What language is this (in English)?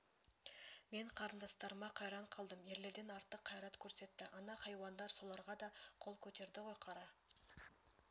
Kazakh